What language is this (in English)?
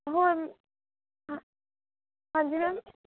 Punjabi